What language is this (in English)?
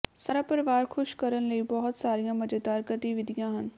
Punjabi